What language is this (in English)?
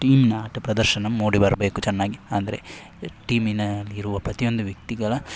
Kannada